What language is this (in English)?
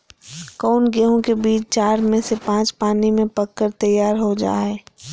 Magahi